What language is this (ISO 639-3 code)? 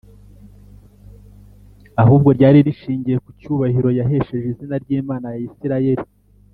kin